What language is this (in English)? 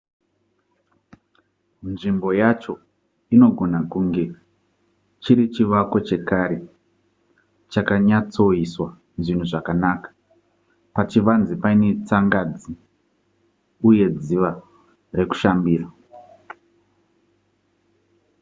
Shona